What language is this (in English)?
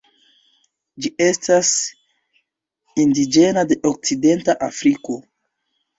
Esperanto